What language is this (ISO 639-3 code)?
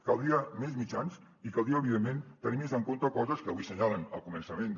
cat